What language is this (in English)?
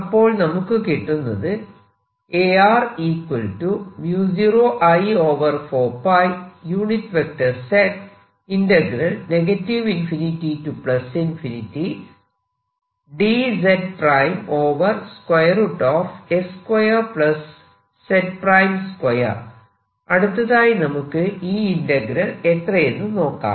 Malayalam